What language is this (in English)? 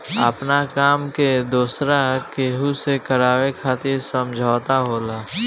Bhojpuri